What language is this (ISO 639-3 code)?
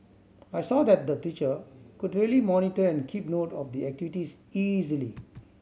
eng